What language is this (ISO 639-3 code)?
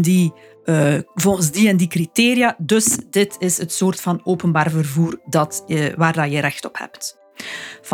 nld